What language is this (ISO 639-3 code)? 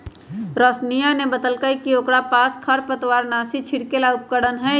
mag